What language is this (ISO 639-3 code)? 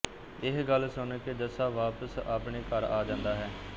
pan